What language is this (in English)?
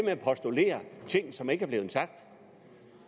Danish